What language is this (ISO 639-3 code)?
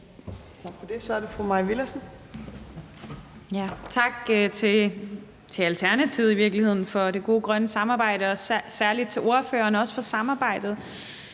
dan